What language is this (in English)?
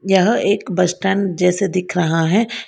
Hindi